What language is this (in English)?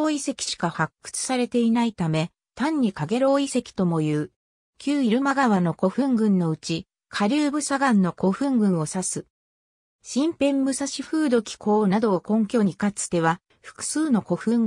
Japanese